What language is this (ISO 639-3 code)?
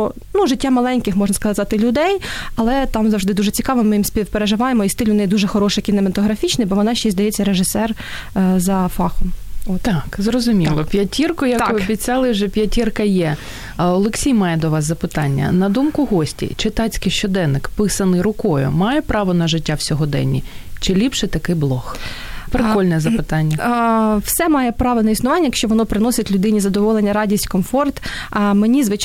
ukr